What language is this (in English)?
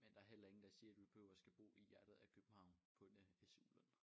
Danish